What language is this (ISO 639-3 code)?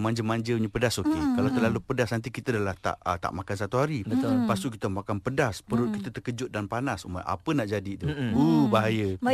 msa